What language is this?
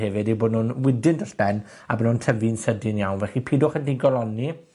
Welsh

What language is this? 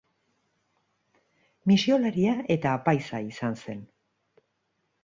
Basque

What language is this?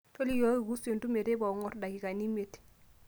Masai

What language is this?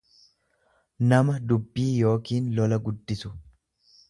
Oromo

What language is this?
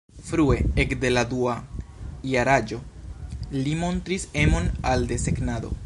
Esperanto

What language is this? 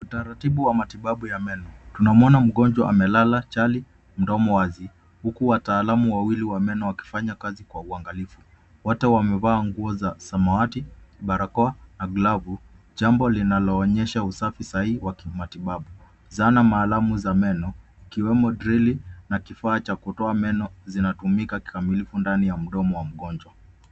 Swahili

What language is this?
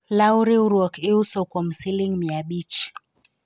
Luo (Kenya and Tanzania)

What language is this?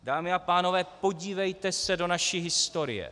Czech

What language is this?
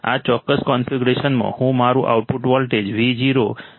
Gujarati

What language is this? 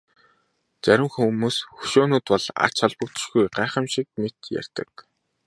Mongolian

